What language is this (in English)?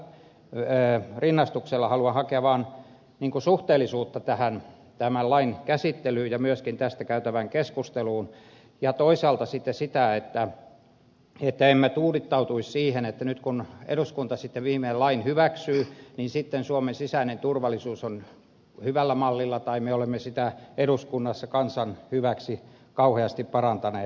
Finnish